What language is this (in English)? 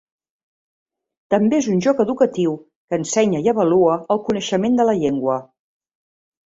Catalan